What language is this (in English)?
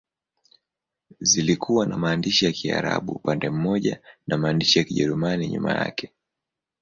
Swahili